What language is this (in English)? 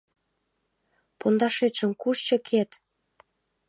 Mari